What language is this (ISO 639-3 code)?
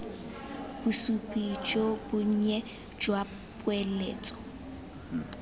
tsn